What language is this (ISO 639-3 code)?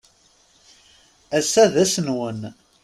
kab